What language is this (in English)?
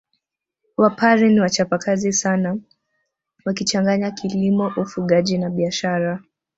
Swahili